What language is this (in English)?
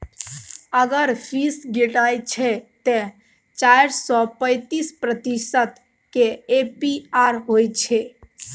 Maithili